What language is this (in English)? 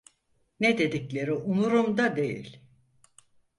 Turkish